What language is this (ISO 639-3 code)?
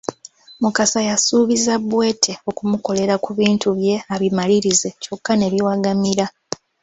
lug